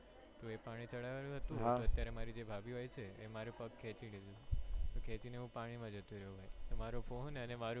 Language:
Gujarati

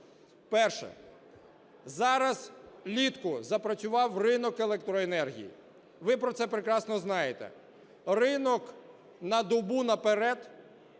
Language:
Ukrainian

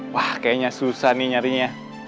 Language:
Indonesian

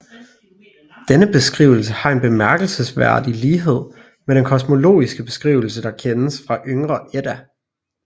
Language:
Danish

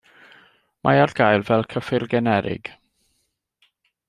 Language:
Welsh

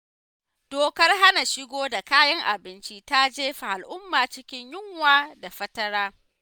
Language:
Hausa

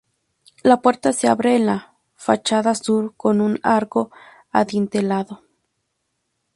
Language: Spanish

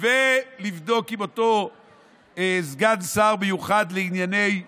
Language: Hebrew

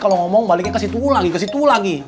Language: Indonesian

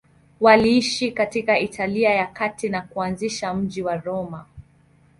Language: Swahili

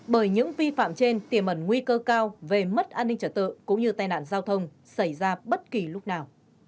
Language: Vietnamese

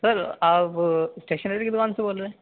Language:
Urdu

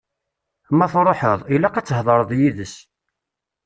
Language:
Kabyle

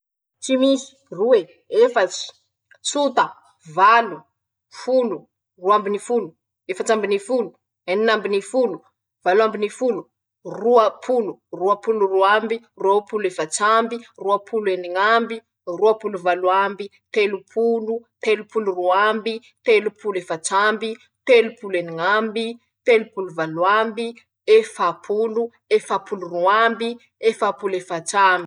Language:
Masikoro Malagasy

